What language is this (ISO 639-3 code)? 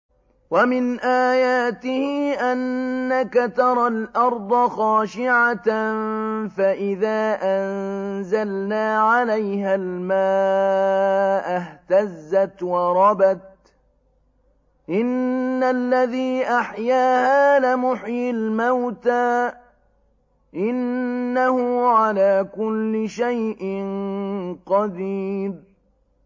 ara